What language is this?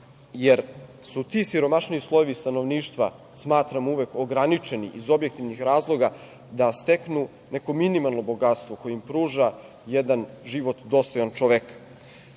Serbian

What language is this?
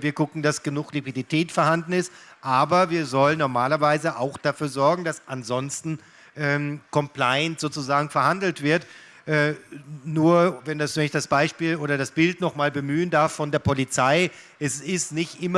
German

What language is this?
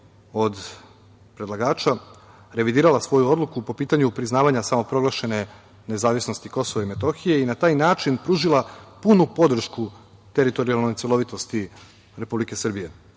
Serbian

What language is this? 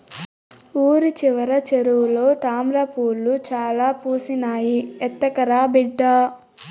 Telugu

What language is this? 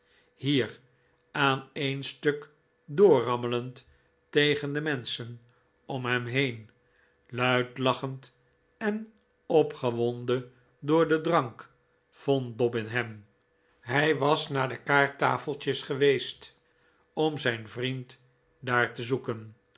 Dutch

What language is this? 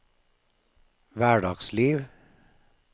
Norwegian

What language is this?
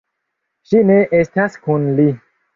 Esperanto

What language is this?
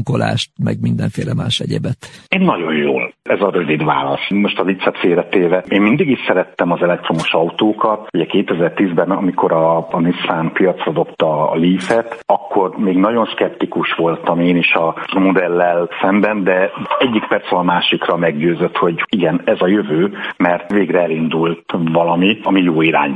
Hungarian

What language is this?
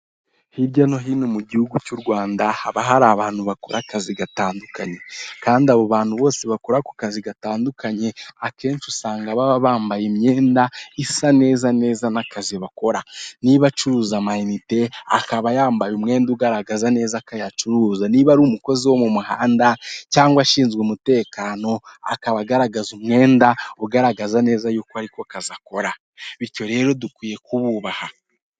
Kinyarwanda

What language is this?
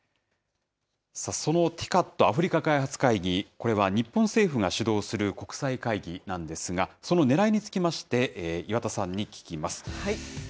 Japanese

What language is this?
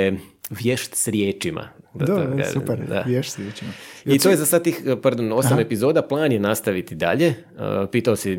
Croatian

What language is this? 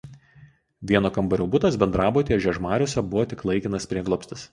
Lithuanian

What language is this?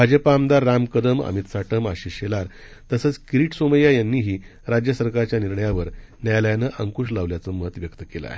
Marathi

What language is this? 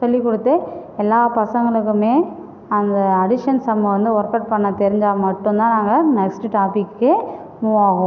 Tamil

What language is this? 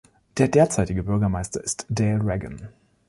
German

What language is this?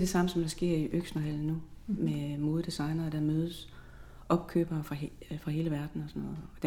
Danish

